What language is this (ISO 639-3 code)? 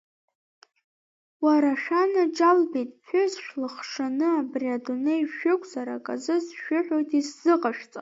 abk